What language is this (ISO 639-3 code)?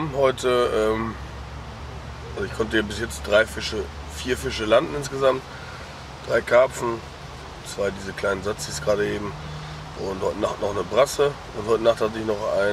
deu